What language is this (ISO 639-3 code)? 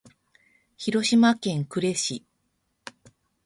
jpn